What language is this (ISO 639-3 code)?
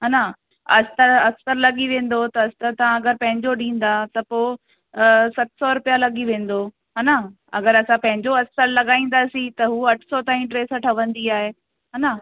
snd